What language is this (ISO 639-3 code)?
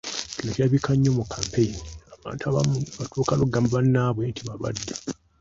lug